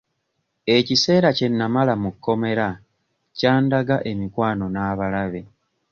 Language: Ganda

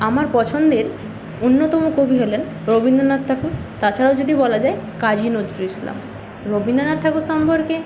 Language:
Bangla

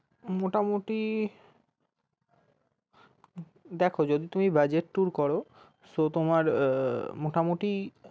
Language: Bangla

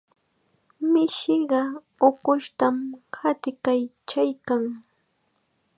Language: Chiquián Ancash Quechua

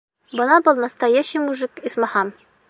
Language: Bashkir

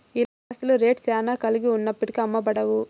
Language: Telugu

